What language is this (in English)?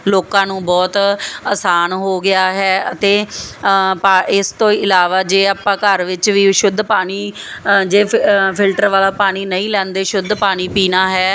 Punjabi